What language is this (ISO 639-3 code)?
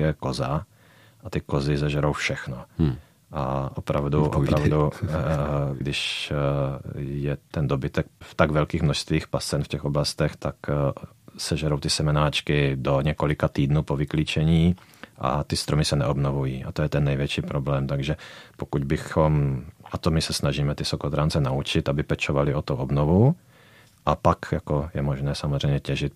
ces